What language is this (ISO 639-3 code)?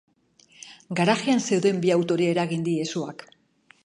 eus